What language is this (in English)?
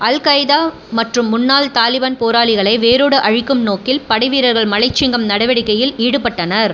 Tamil